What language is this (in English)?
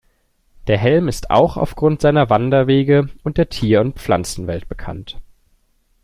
German